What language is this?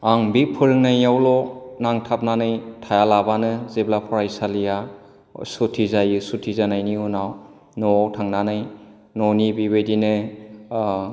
Bodo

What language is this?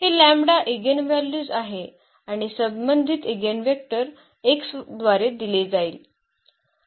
Marathi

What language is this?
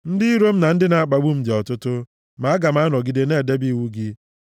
Igbo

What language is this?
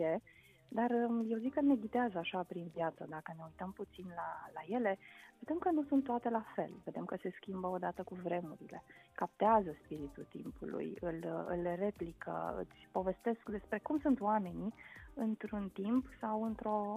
Romanian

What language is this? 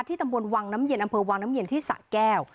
Thai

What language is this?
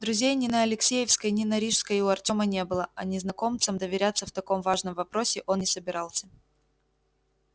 Russian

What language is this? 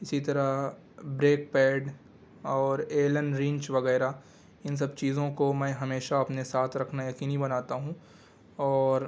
Urdu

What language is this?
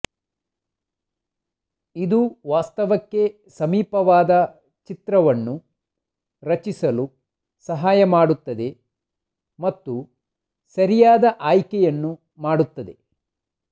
Kannada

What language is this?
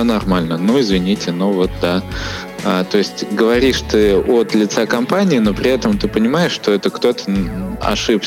Russian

